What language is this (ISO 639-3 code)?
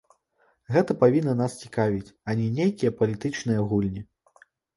bel